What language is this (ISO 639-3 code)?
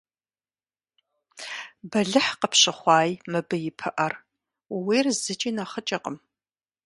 kbd